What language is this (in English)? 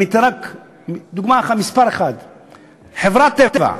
Hebrew